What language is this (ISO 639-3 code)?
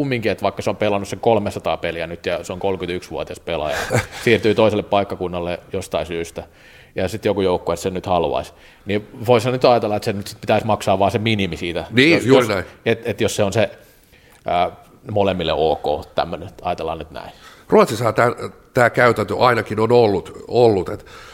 fin